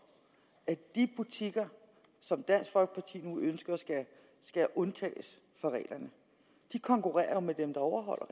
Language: Danish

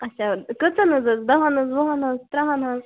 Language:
Kashmiri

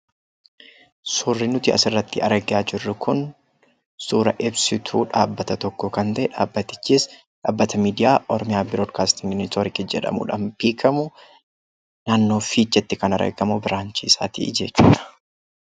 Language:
Oromo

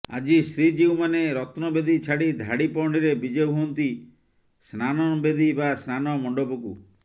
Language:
Odia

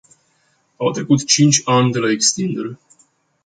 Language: Romanian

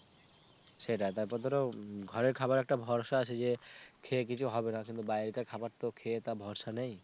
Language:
Bangla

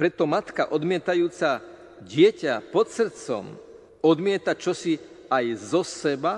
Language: Slovak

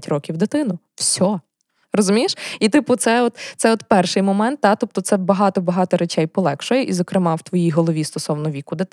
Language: Ukrainian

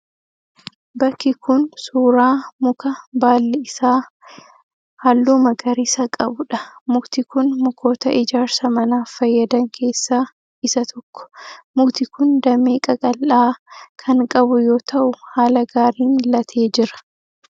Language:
Oromo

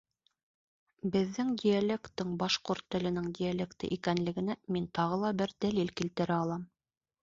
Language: Bashkir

